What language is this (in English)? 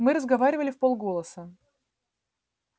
Russian